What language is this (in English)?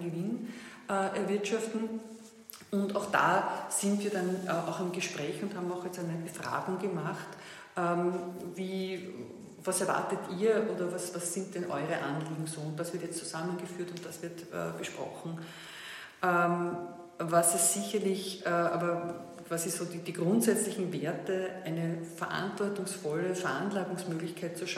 German